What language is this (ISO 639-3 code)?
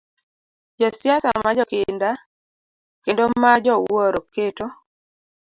luo